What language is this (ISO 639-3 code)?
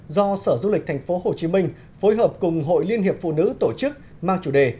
vie